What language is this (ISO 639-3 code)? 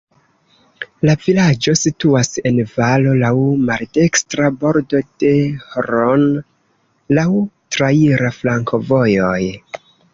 epo